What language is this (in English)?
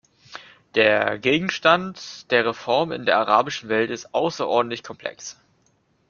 German